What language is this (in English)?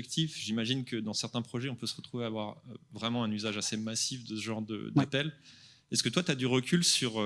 French